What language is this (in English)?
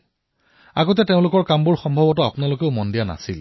Assamese